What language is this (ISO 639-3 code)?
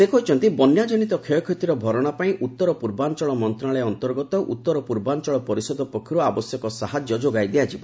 ori